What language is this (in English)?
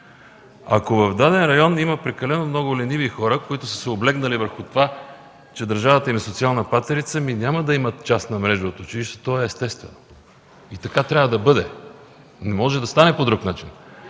Bulgarian